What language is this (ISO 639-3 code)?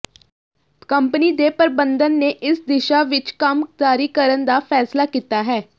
pan